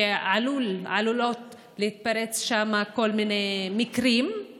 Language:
Hebrew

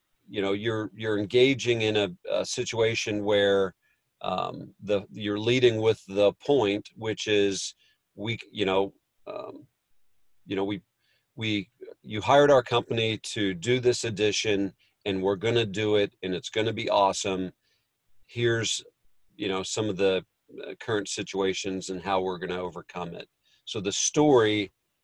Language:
English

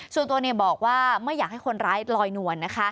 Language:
Thai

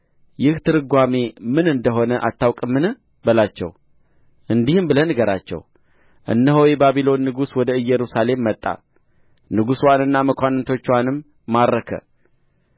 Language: Amharic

